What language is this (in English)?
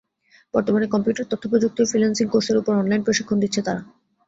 Bangla